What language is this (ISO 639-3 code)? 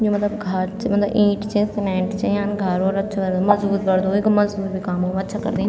gbm